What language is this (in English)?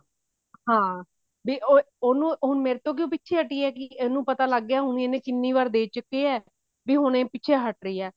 Punjabi